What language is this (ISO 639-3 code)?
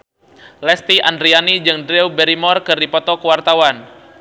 sun